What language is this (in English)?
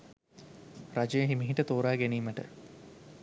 Sinhala